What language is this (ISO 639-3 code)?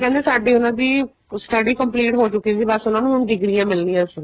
pan